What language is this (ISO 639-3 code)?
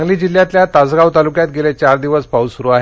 mar